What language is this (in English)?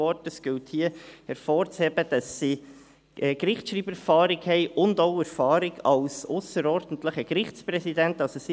Swiss German